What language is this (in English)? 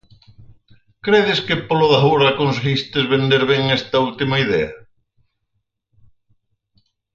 Galician